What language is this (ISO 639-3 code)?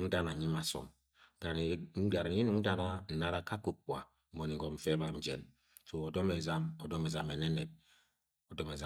yay